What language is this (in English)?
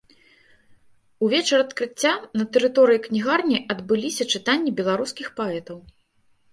Belarusian